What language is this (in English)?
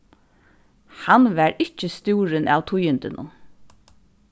Faroese